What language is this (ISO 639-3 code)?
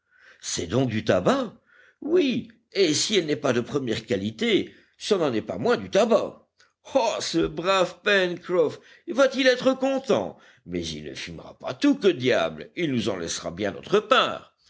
fra